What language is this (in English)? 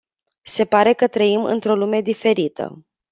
Romanian